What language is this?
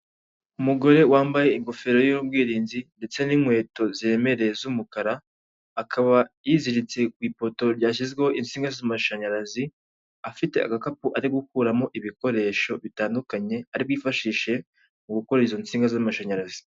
Kinyarwanda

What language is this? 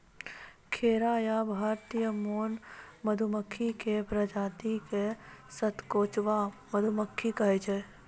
Maithili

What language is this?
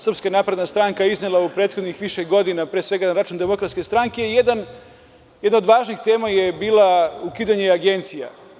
Serbian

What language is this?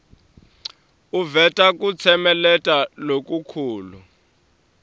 Swati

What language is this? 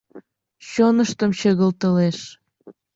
Mari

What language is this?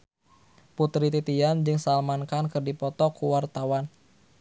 Sundanese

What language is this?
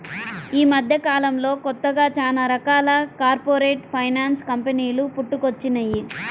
Telugu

